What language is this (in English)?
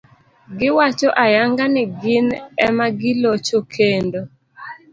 Luo (Kenya and Tanzania)